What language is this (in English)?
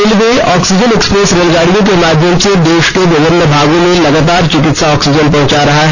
Hindi